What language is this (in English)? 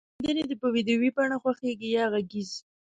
Pashto